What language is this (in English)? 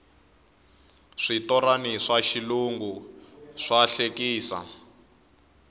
Tsonga